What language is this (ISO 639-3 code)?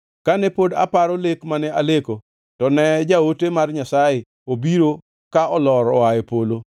luo